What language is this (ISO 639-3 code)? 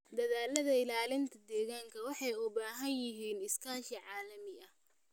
som